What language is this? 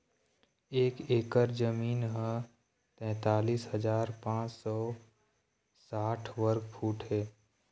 Chhattisgarhi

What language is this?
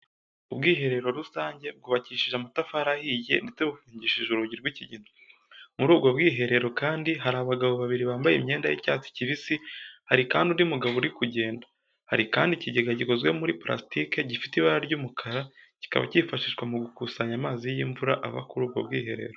Kinyarwanda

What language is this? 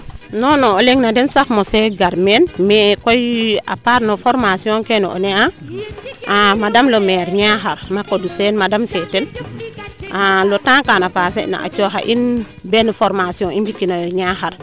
Serer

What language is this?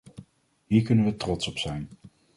Dutch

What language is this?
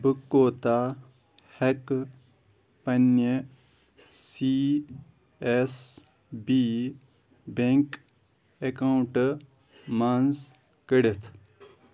Kashmiri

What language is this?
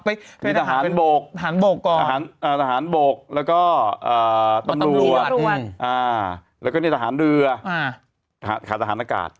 Thai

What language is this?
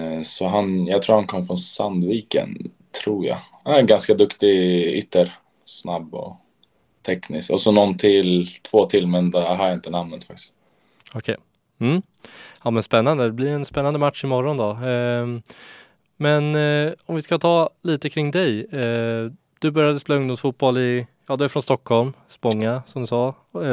Swedish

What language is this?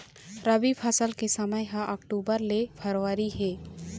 Chhattisgarhi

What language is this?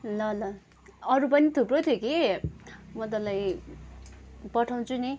Nepali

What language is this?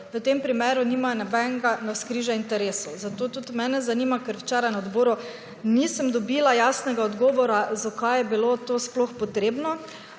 Slovenian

